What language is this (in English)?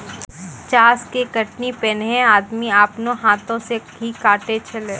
Maithili